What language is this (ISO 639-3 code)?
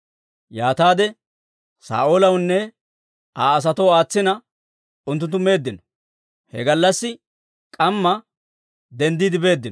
dwr